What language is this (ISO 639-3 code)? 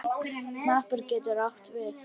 isl